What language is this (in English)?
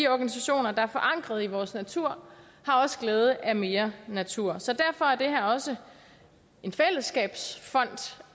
Danish